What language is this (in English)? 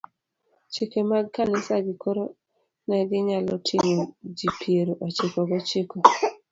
Luo (Kenya and Tanzania)